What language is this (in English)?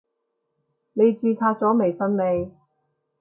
Cantonese